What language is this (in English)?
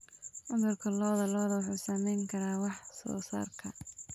Somali